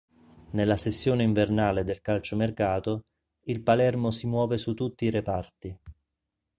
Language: Italian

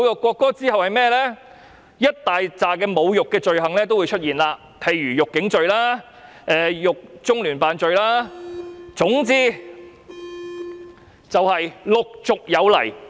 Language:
Cantonese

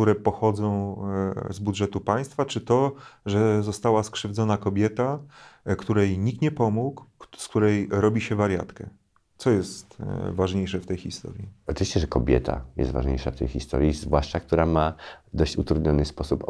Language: Polish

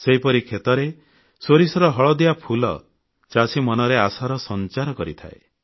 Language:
Odia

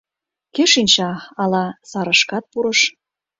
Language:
Mari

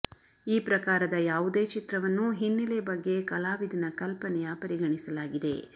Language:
Kannada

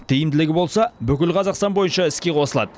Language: Kazakh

